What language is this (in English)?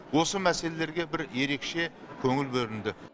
Kazakh